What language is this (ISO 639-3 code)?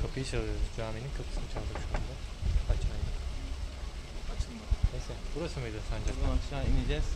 tur